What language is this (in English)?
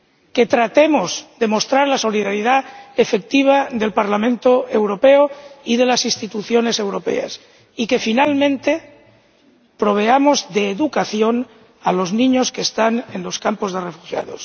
Spanish